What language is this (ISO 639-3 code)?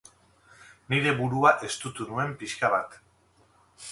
eus